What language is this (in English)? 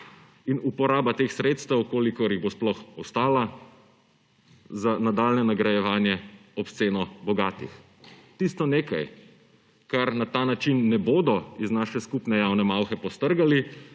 Slovenian